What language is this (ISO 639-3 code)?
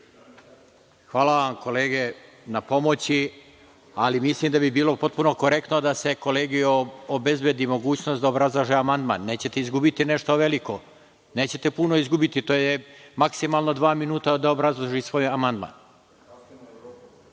srp